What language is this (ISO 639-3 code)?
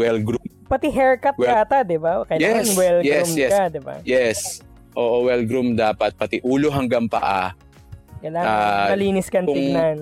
fil